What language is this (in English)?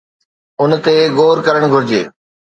Sindhi